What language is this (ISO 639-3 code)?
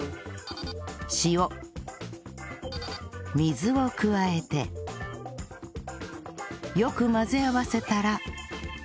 jpn